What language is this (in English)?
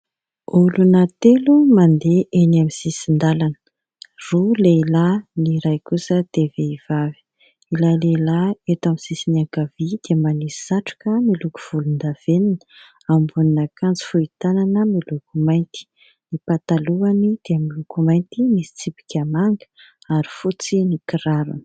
Malagasy